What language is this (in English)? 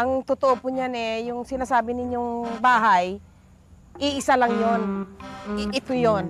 Filipino